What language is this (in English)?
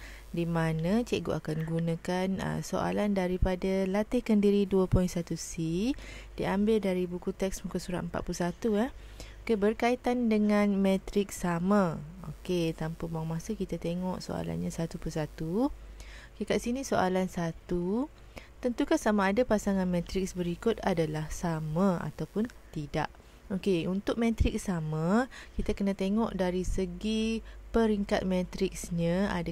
Malay